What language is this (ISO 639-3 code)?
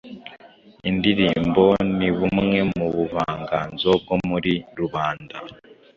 kin